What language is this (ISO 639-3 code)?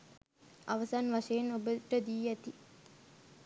sin